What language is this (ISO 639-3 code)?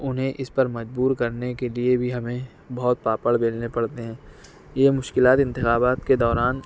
urd